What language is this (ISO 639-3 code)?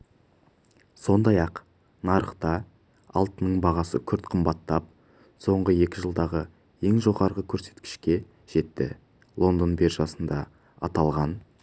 kaz